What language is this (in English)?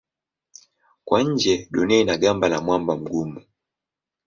Swahili